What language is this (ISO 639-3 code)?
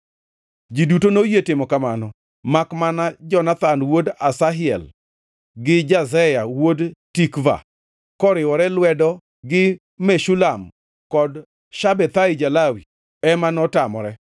luo